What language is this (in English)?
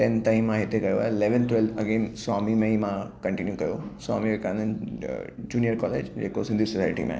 Sindhi